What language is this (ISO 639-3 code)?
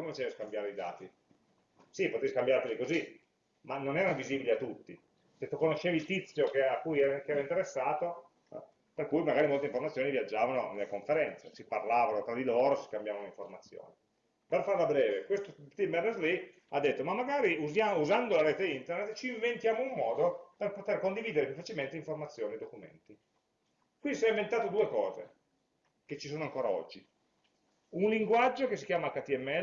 ita